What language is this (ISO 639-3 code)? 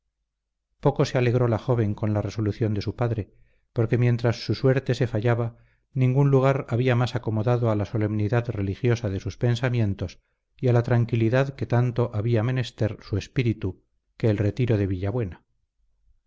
spa